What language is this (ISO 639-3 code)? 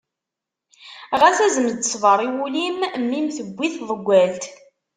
kab